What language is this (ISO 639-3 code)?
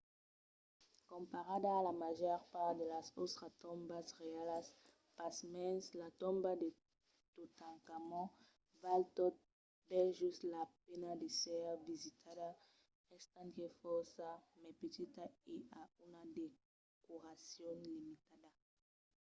oci